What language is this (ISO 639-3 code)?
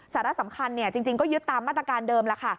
tha